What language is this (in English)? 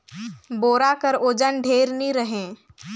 Chhattisgarhi